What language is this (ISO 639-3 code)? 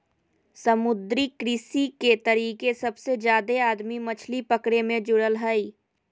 mag